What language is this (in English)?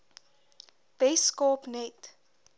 Afrikaans